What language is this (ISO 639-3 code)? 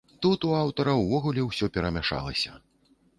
bel